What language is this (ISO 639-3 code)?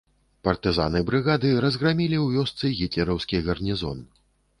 bel